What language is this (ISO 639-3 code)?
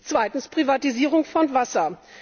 deu